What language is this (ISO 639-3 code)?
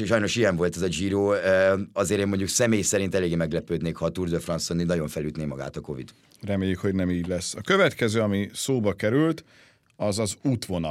hun